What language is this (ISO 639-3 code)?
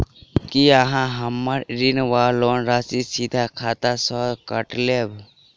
mai